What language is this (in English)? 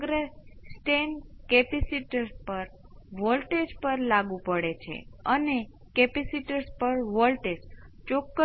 Gujarati